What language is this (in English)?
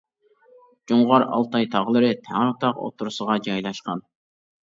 Uyghur